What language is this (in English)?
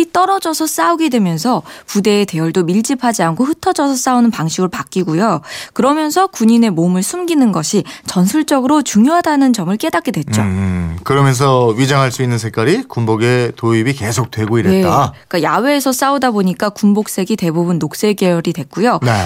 Korean